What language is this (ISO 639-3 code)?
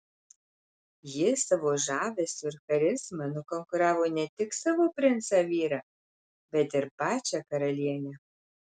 lit